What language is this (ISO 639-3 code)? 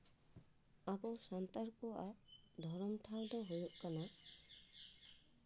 sat